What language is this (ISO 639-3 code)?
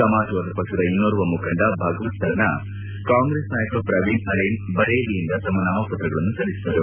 kan